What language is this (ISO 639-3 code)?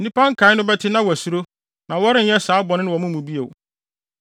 aka